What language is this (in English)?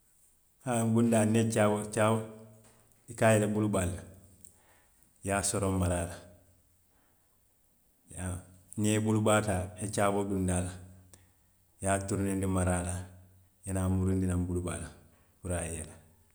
Western Maninkakan